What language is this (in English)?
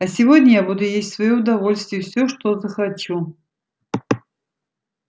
Russian